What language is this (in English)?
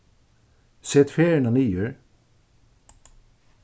Faroese